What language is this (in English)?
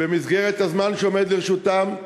Hebrew